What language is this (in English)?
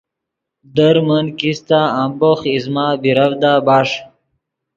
Yidgha